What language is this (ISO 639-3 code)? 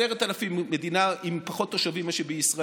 heb